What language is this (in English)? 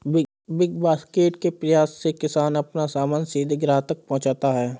Hindi